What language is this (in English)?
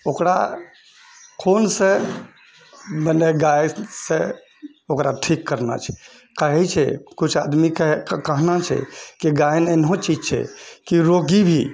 Maithili